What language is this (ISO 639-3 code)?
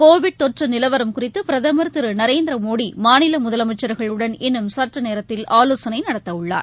tam